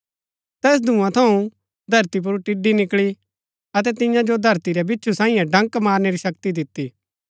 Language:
Gaddi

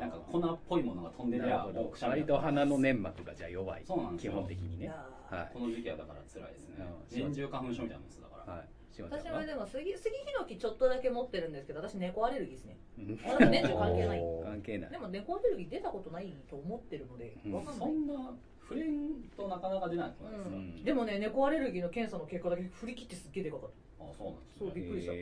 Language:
Japanese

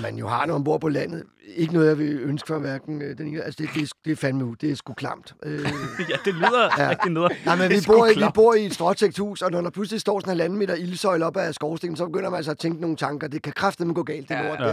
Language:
Danish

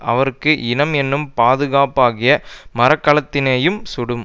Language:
Tamil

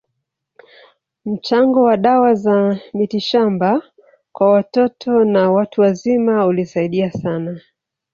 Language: Swahili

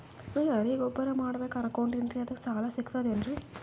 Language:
Kannada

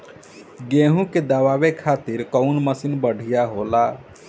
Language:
Bhojpuri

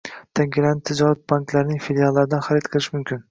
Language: Uzbek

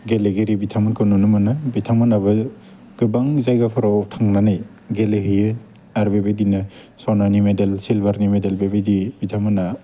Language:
Bodo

